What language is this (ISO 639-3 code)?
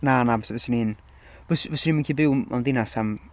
cym